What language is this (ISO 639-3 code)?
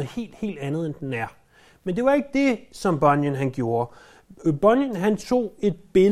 dan